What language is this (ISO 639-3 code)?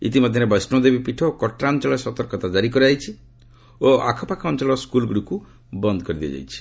ori